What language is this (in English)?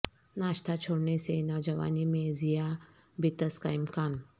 Urdu